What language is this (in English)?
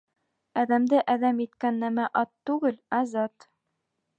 Bashkir